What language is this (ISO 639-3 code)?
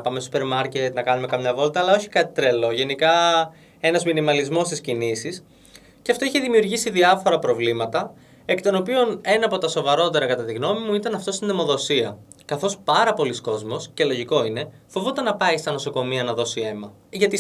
ell